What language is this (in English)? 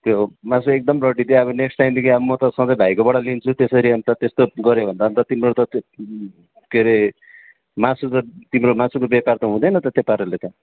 Nepali